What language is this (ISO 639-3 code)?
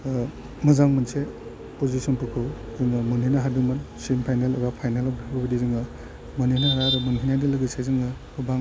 brx